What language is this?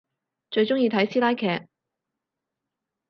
Cantonese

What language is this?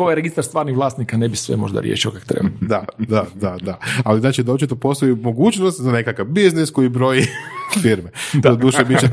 Croatian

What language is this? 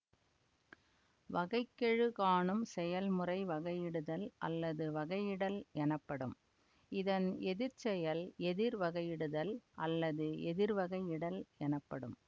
Tamil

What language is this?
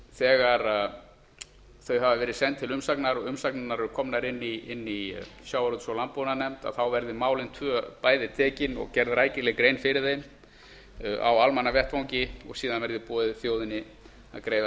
Icelandic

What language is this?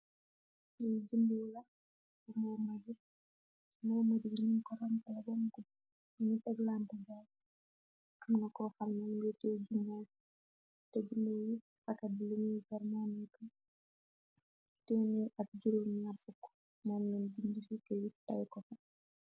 Wolof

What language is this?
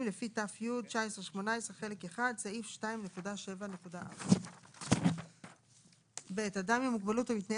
Hebrew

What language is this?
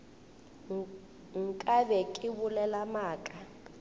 Northern Sotho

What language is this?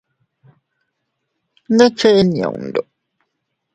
Teutila Cuicatec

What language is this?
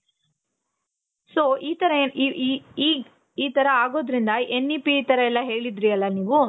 Kannada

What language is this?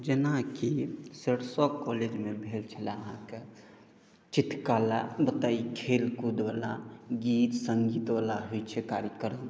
Maithili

